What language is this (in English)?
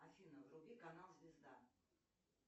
Russian